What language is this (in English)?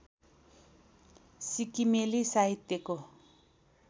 Nepali